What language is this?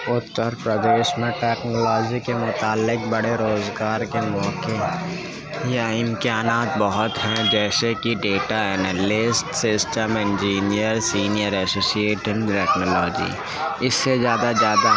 Urdu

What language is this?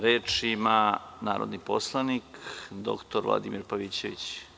Serbian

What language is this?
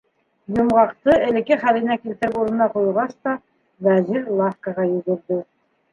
Bashkir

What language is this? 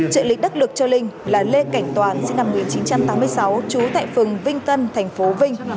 Vietnamese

